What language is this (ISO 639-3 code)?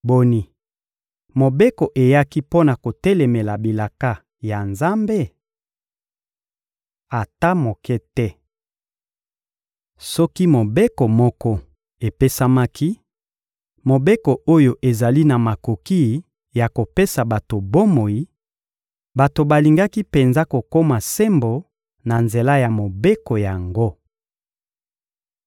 lin